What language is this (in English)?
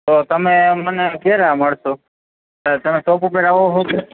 Gujarati